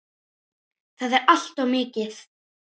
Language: Icelandic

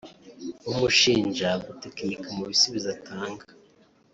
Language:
Kinyarwanda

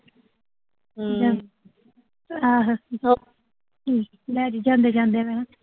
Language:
Punjabi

